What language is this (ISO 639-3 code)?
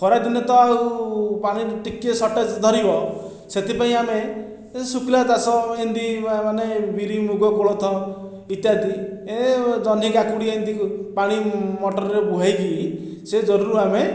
ori